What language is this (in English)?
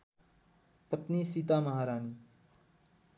Nepali